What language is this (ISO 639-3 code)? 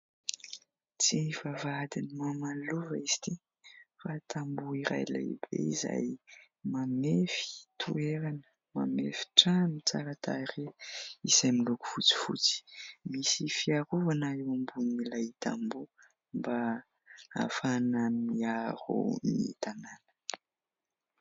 mlg